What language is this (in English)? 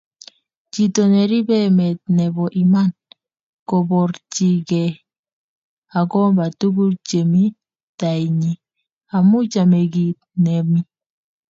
Kalenjin